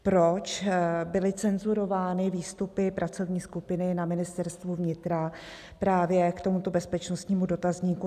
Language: Czech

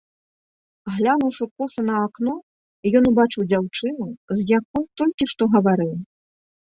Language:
Belarusian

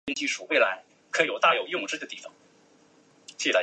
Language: Chinese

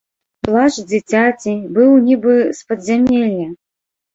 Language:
Belarusian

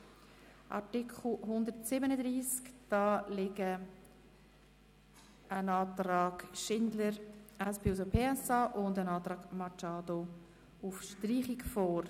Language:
Swiss German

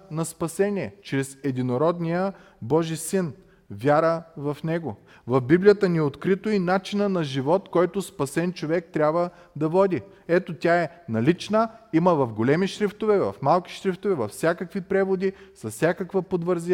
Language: Bulgarian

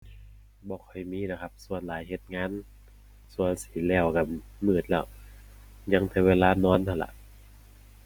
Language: Thai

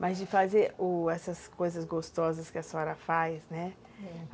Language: Portuguese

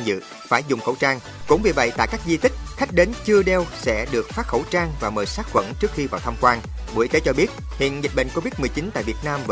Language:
Vietnamese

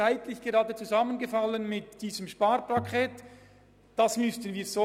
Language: Swiss German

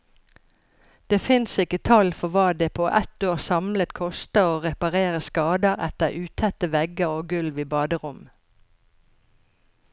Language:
Norwegian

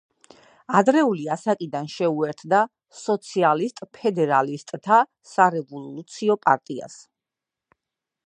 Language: Georgian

